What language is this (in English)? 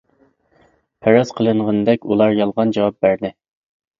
Uyghur